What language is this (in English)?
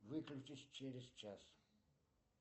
Russian